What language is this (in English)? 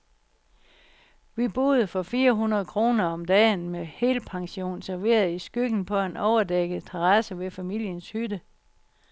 Danish